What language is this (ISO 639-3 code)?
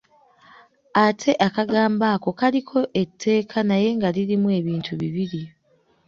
lug